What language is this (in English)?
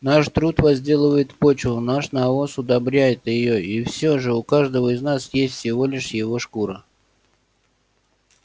Russian